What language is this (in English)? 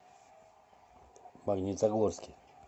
Russian